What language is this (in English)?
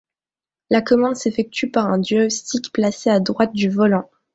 French